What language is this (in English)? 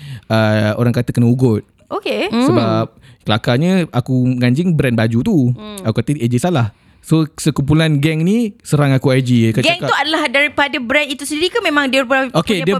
Malay